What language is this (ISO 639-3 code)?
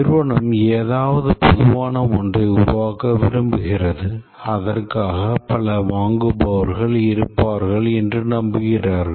tam